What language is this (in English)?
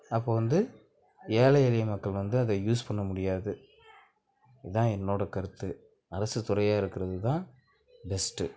Tamil